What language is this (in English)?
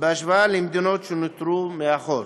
Hebrew